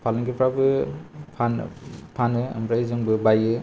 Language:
Bodo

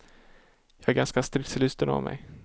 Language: Swedish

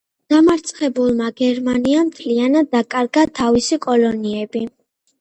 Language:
Georgian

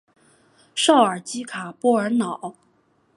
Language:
Chinese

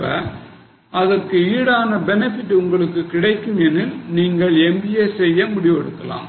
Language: Tamil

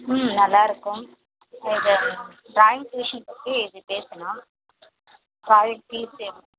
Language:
Tamil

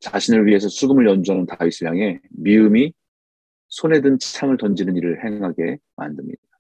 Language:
Korean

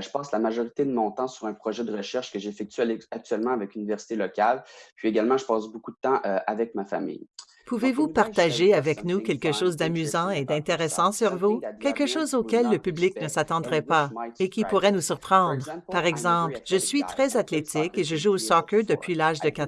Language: French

